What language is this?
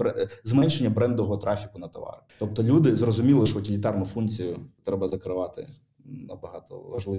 Ukrainian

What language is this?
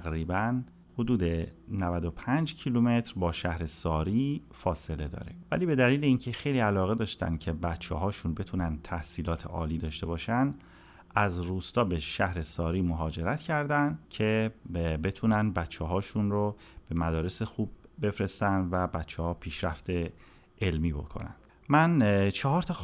Persian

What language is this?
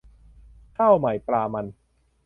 Thai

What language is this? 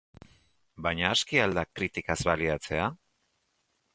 Basque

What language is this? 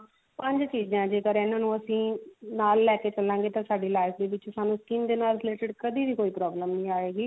Punjabi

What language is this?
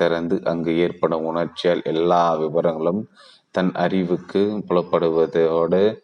Tamil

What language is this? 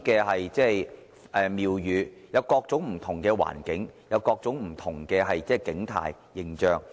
Cantonese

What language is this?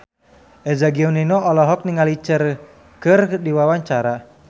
Sundanese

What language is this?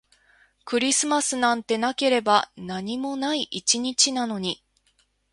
Japanese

